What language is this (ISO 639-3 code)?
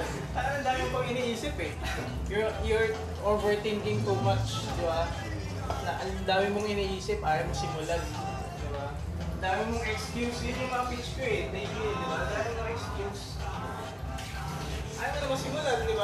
fil